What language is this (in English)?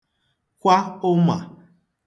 Igbo